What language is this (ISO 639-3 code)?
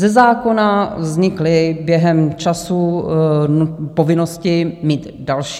ces